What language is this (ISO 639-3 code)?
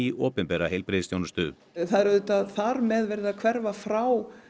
isl